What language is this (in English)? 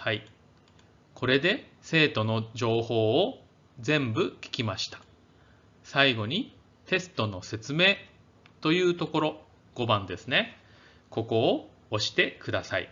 Japanese